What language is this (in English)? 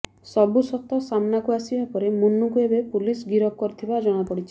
Odia